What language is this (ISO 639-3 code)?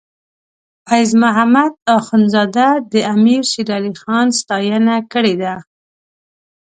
pus